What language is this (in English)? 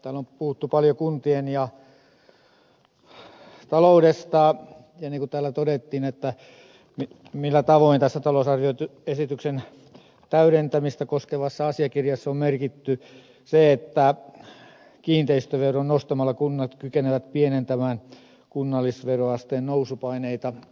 Finnish